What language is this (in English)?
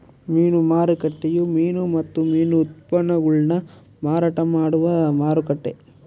Kannada